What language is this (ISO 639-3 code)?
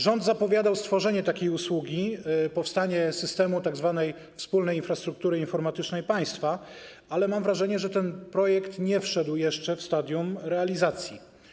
pol